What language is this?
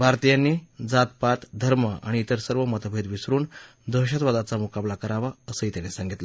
Marathi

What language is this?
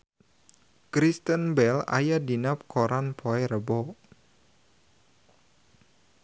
Sundanese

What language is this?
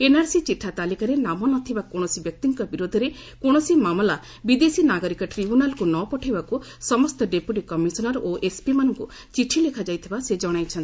Odia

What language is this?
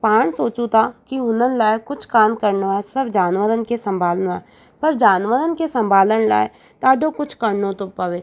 Sindhi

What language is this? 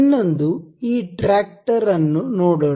Kannada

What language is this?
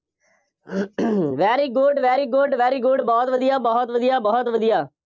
Punjabi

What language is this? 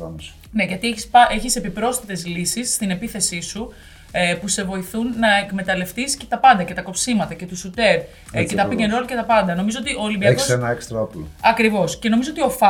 Greek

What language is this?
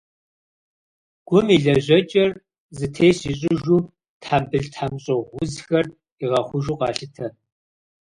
Kabardian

